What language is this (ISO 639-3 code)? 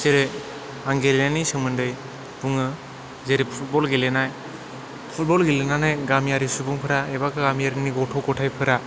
brx